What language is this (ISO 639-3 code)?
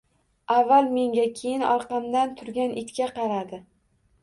uzb